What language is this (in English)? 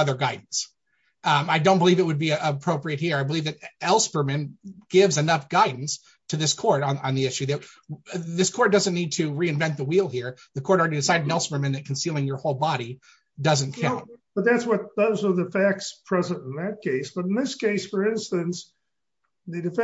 English